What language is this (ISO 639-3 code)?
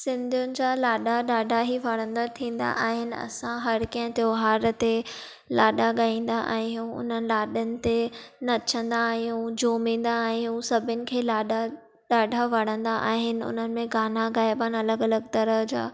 snd